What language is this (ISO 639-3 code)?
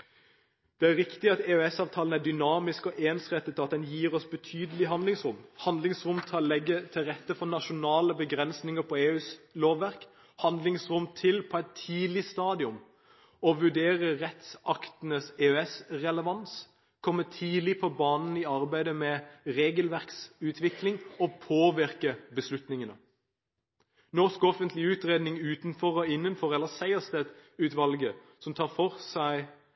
nob